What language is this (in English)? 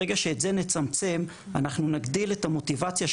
Hebrew